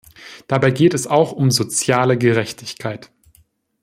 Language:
German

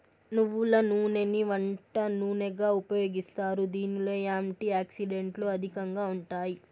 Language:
Telugu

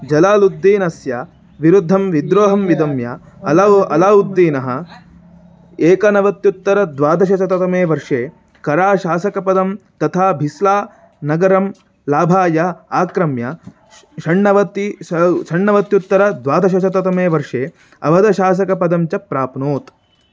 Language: Sanskrit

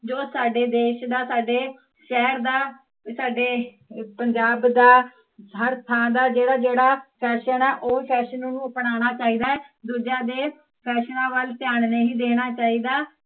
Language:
Punjabi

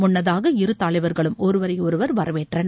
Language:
Tamil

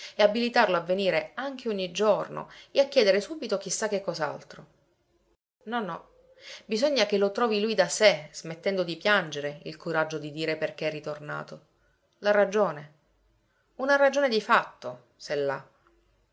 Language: Italian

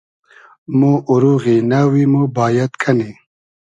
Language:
Hazaragi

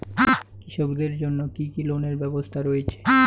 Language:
Bangla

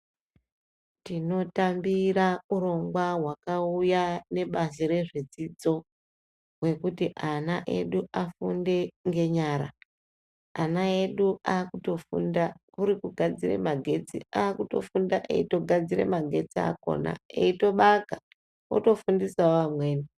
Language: Ndau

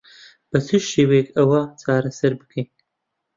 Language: Central Kurdish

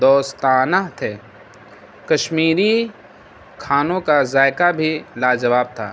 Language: Urdu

